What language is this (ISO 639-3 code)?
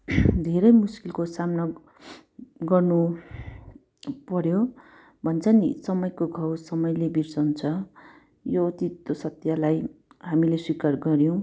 nep